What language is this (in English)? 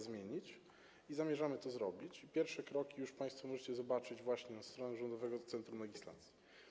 Polish